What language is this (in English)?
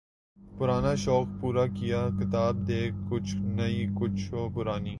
Urdu